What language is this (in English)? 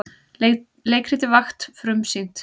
Icelandic